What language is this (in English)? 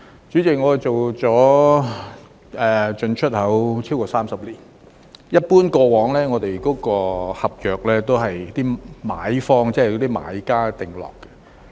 Cantonese